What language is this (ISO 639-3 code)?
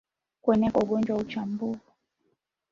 swa